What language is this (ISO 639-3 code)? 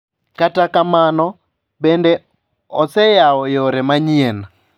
luo